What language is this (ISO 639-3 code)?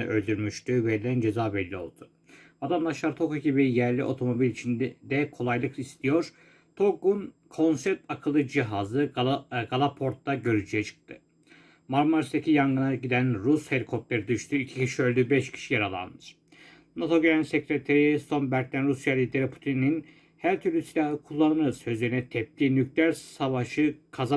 tur